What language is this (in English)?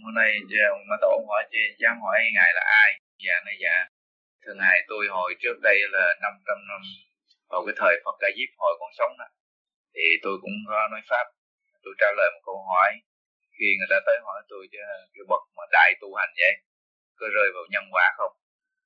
Vietnamese